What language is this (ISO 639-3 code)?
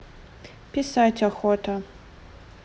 rus